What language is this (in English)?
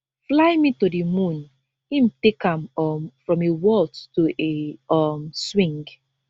Nigerian Pidgin